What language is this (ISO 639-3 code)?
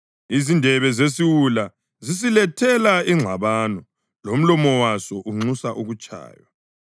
nde